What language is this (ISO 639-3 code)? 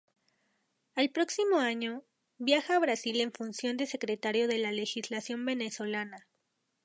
spa